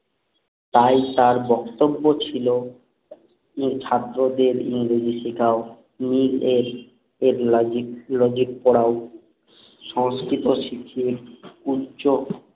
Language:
Bangla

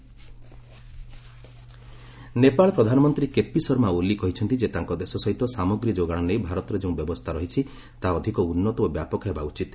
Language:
Odia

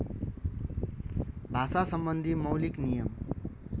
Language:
Nepali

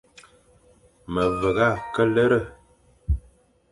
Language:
Fang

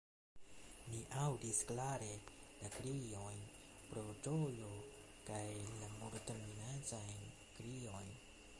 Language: Esperanto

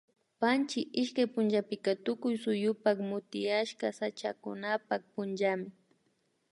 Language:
Imbabura Highland Quichua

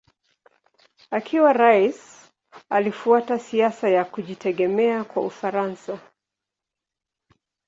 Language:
Swahili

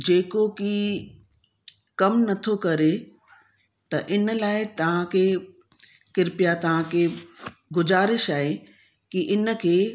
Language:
Sindhi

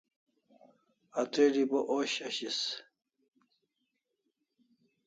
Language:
Kalasha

